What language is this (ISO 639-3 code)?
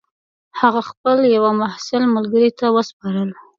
pus